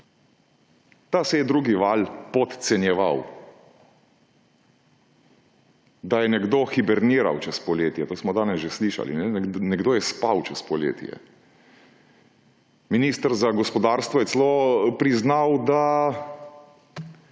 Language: Slovenian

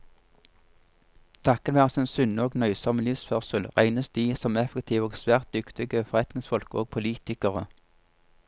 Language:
Norwegian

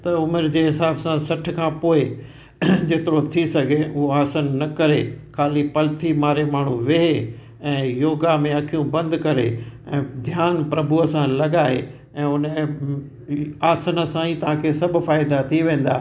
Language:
Sindhi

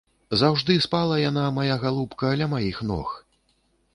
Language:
Belarusian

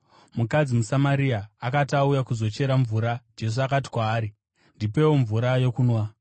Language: Shona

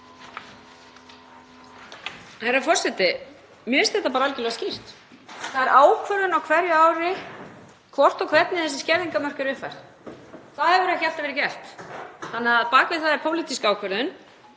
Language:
Icelandic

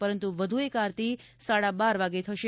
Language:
Gujarati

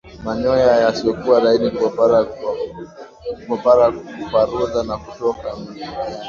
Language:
Swahili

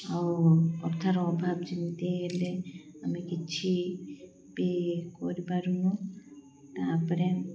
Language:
Odia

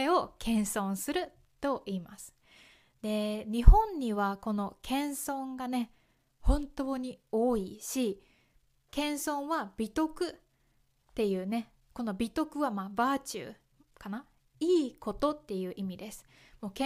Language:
Japanese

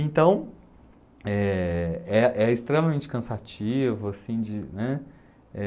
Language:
Portuguese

